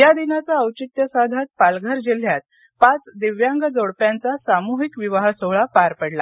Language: Marathi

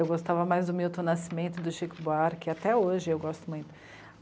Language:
Portuguese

